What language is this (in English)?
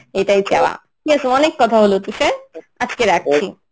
Bangla